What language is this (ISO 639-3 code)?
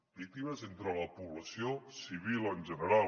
cat